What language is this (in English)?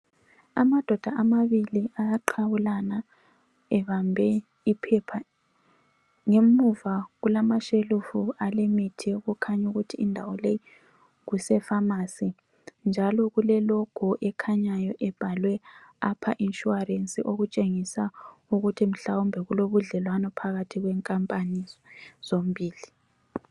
North Ndebele